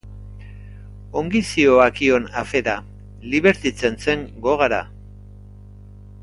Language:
Basque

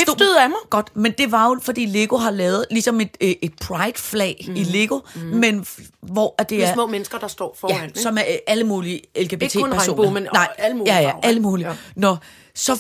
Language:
Danish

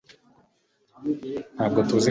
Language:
Kinyarwanda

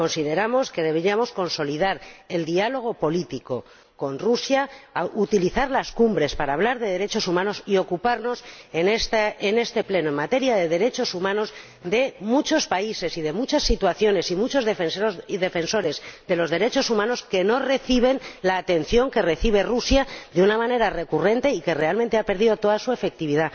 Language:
Spanish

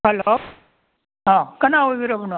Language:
Manipuri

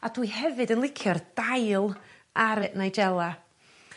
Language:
Welsh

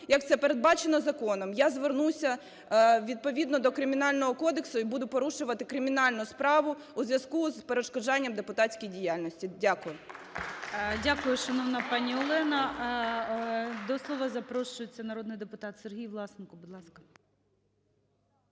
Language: Ukrainian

